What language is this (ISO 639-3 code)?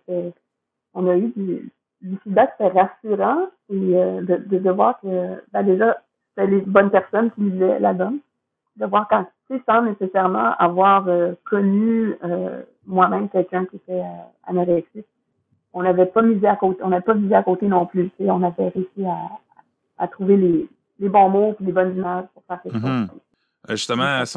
fra